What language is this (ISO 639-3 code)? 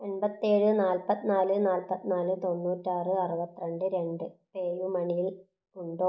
mal